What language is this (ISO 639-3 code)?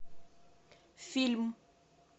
rus